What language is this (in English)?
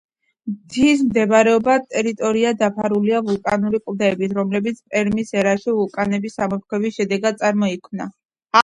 Georgian